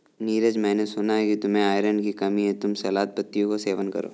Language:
Hindi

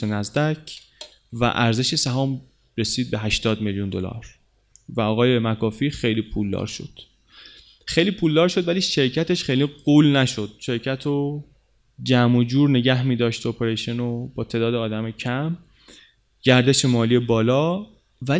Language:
Persian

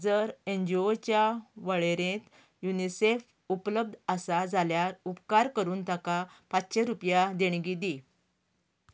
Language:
Konkani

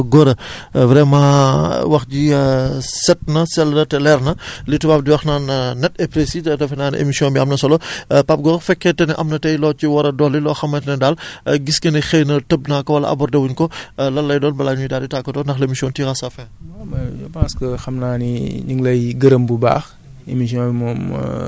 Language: Wolof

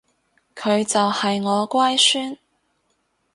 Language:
Cantonese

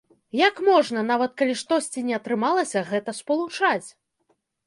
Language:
Belarusian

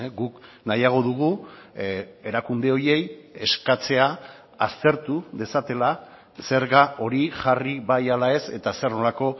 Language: Basque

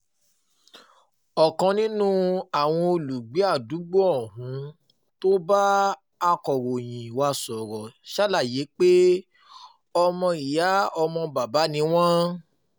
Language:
Yoruba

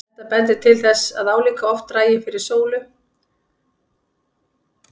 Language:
Icelandic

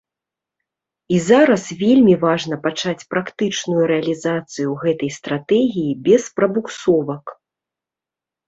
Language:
Belarusian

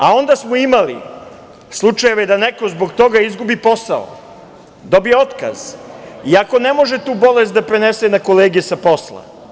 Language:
Serbian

